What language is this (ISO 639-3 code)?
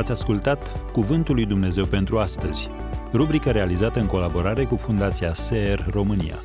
ron